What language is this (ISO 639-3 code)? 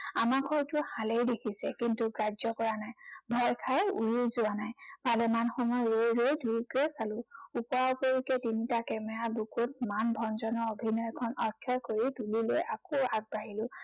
asm